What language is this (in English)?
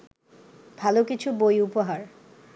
Bangla